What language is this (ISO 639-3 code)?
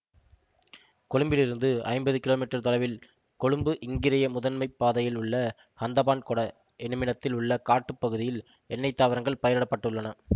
tam